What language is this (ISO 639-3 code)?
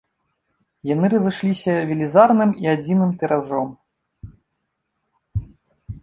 bel